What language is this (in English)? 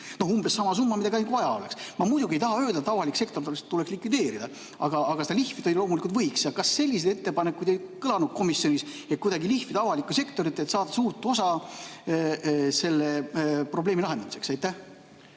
Estonian